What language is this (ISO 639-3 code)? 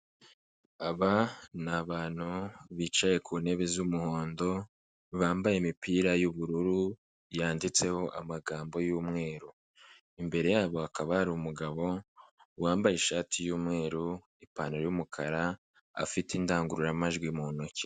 kin